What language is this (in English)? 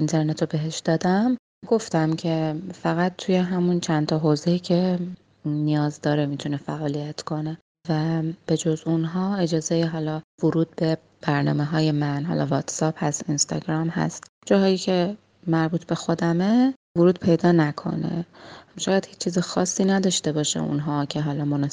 Persian